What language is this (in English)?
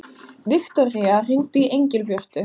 Icelandic